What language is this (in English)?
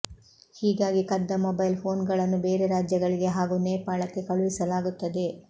Kannada